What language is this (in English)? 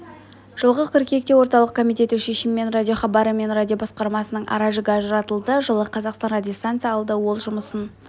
Kazakh